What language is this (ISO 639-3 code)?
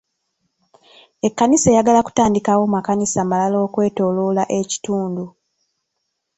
lug